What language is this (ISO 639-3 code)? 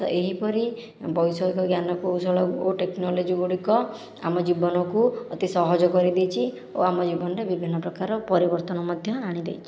ori